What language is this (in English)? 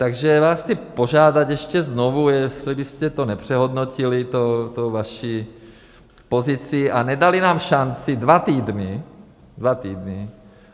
Czech